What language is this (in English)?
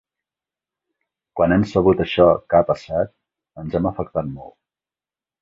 Catalan